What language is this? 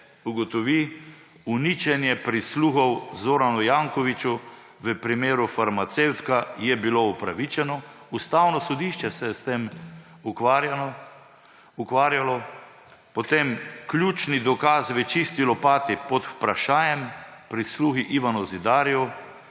Slovenian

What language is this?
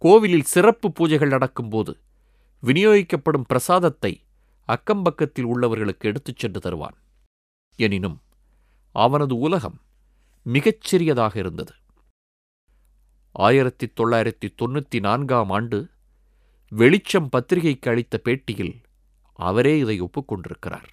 Tamil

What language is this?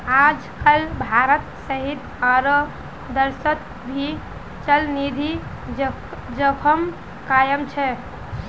Magahi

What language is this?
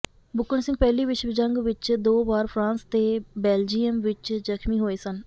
Punjabi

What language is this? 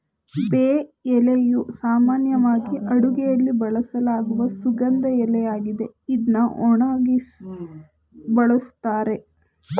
Kannada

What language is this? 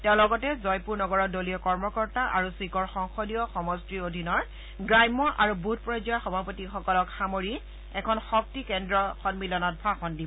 Assamese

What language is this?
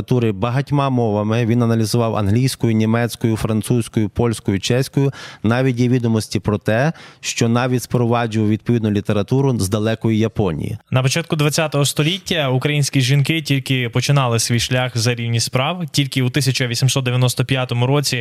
Ukrainian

